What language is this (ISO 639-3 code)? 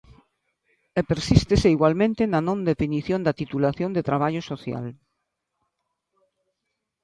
glg